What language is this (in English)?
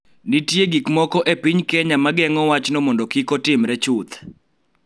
Luo (Kenya and Tanzania)